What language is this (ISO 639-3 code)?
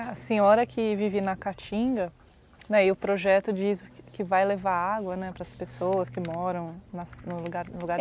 por